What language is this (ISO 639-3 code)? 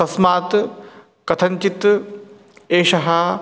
san